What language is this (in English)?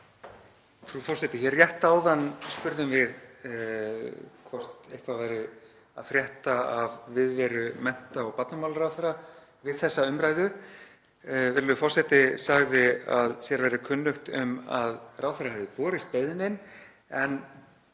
Icelandic